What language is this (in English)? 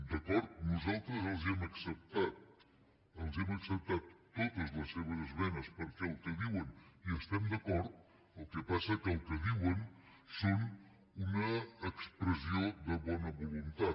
Catalan